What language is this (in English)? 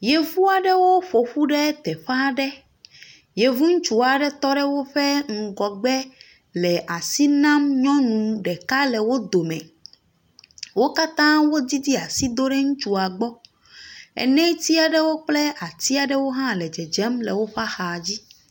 Ewe